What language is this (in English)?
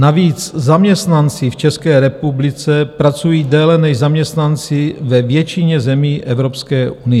Czech